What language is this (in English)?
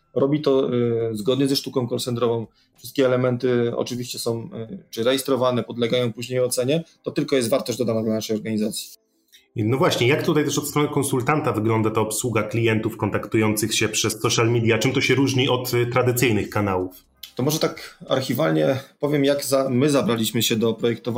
Polish